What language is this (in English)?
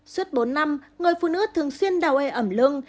Vietnamese